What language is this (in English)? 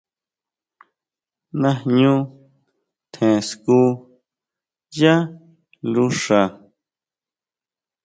Huautla Mazatec